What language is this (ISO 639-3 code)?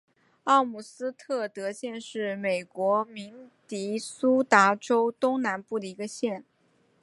zho